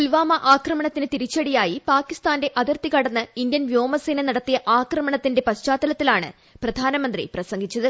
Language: Malayalam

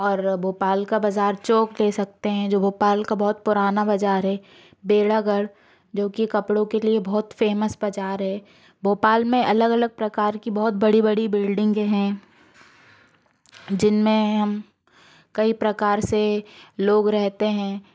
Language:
Hindi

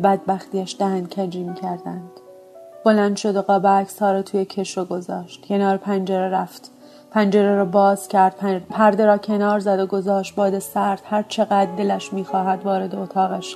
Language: Persian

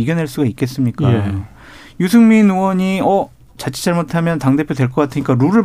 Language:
Korean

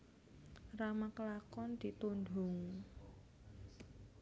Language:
Javanese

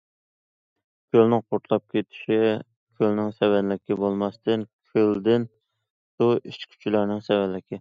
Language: Uyghur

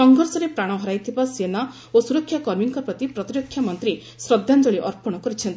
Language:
Odia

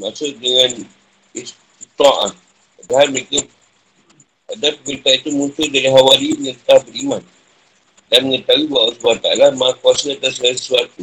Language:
Malay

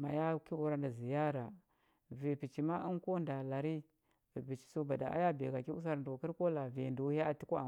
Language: Huba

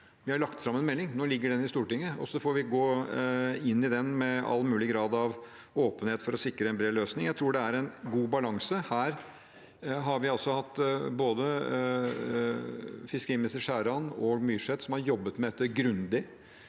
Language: Norwegian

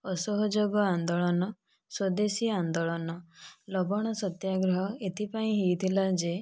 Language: Odia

